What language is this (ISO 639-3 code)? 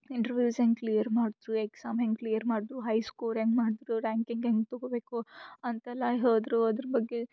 kan